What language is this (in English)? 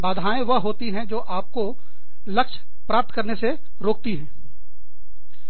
Hindi